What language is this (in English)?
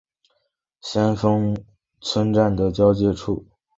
Chinese